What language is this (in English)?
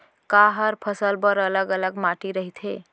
Chhattisgarhi